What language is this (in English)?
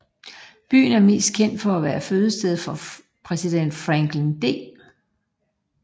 Danish